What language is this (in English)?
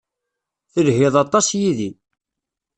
Kabyle